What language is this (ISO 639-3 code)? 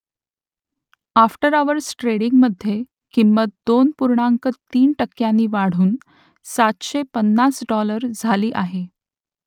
mar